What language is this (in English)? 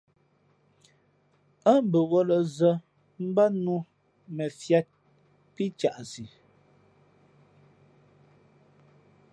Fe'fe'